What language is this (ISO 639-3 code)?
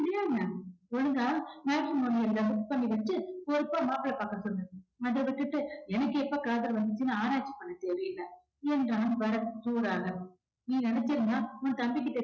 tam